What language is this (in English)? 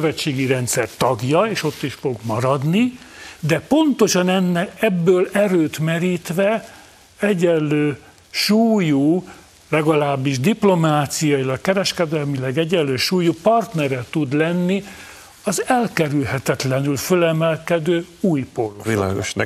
Hungarian